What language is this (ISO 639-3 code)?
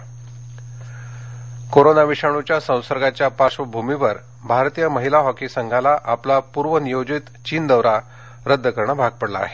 mar